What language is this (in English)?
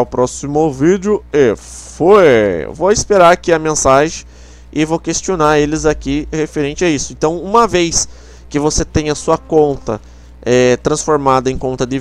Portuguese